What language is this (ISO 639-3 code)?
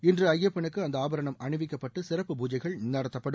tam